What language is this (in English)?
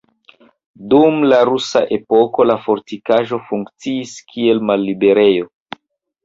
Esperanto